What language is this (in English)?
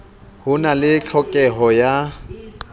Southern Sotho